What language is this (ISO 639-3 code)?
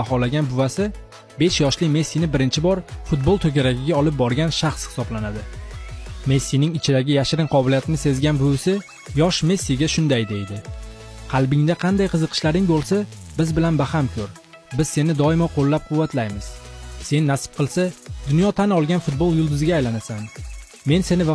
tur